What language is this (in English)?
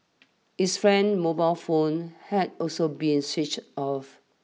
English